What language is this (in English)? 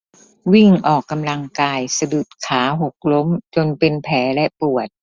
Thai